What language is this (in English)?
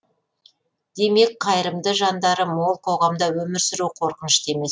Kazakh